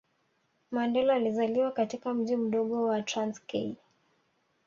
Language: Swahili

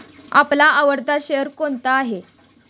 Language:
Marathi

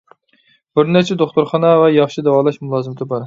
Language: Uyghur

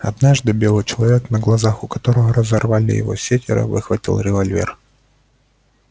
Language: Russian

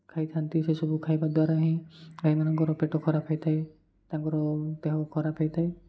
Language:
Odia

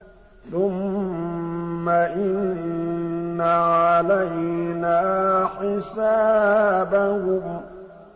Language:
Arabic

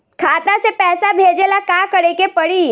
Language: Bhojpuri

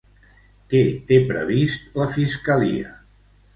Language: Catalan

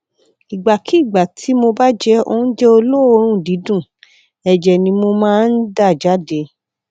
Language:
Yoruba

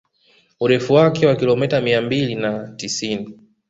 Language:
Swahili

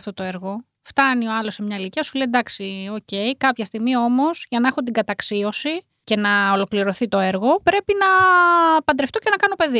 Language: Greek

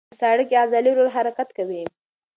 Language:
Pashto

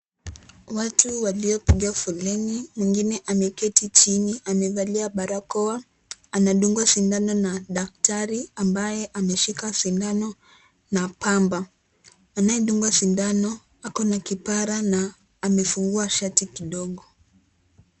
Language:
Swahili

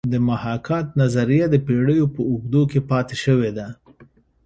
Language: Pashto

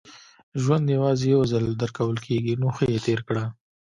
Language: Pashto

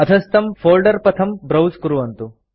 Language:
Sanskrit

